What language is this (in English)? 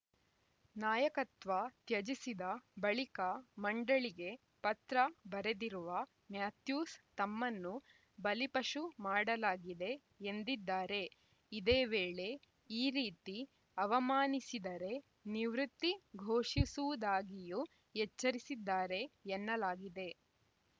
Kannada